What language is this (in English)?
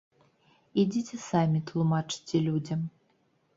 Belarusian